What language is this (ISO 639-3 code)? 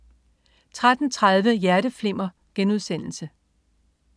dan